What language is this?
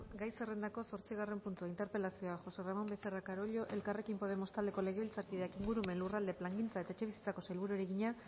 Basque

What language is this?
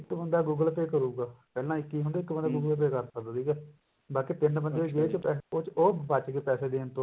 Punjabi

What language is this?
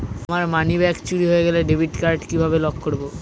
Bangla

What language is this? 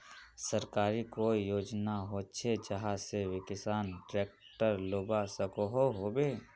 Magahi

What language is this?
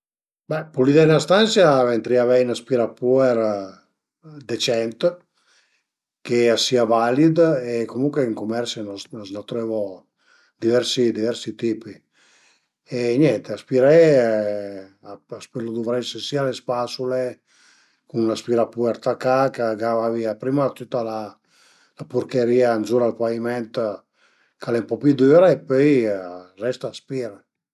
Piedmontese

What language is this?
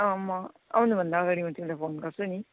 Nepali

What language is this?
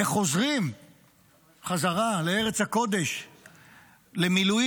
Hebrew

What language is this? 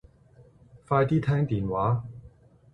Cantonese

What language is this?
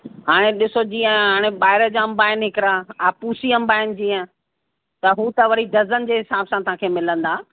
Sindhi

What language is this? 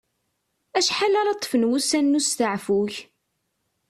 Kabyle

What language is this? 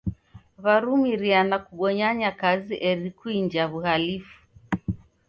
Taita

